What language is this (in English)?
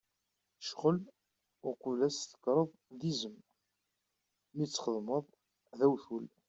Kabyle